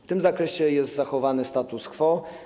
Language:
Polish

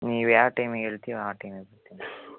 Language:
Kannada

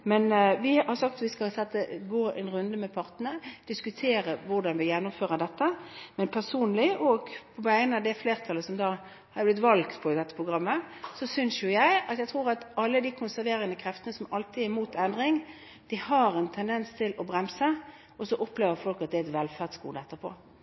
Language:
Norwegian Bokmål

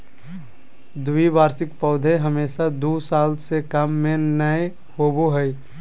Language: Magahi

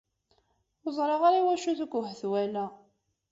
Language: Kabyle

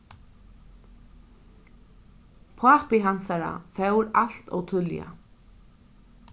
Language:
Faroese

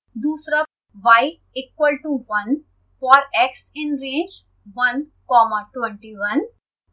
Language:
Hindi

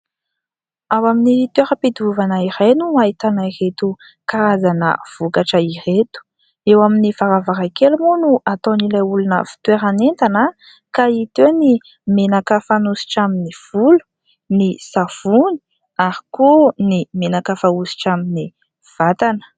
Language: Malagasy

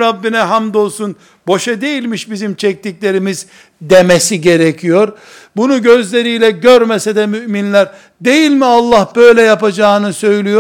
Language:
Turkish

